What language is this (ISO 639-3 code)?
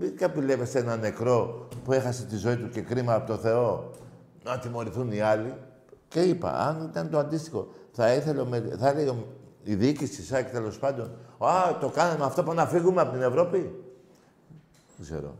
ell